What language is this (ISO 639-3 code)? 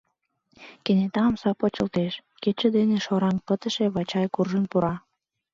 chm